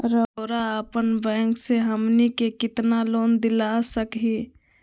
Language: Magahi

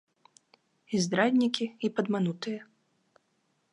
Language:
Belarusian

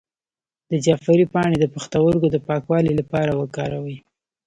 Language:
Pashto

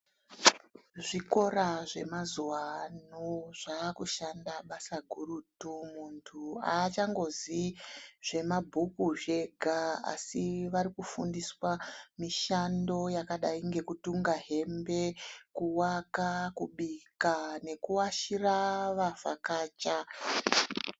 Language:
Ndau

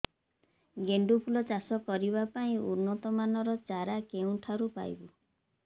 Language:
Odia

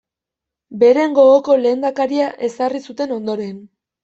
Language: Basque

